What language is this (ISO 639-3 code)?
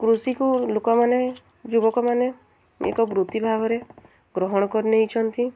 ori